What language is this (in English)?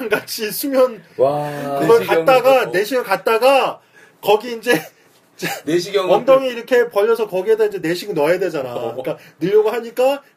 Korean